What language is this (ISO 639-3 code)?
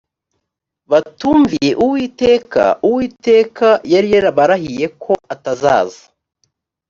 kin